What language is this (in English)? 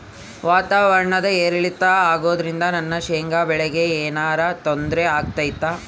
Kannada